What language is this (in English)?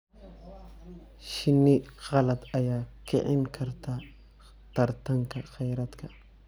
Somali